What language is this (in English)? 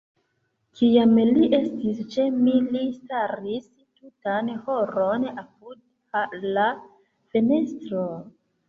Esperanto